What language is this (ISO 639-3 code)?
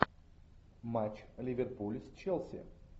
rus